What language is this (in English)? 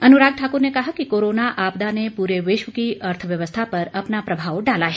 Hindi